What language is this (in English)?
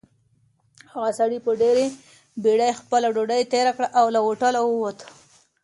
Pashto